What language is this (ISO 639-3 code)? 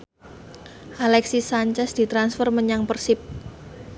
jav